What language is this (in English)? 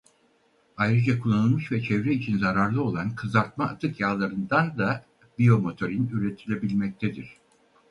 Turkish